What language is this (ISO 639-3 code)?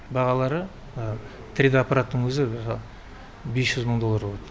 kaz